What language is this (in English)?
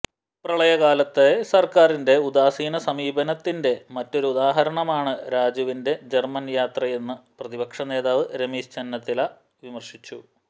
Malayalam